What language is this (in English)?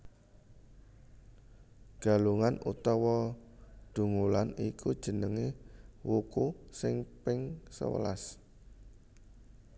Javanese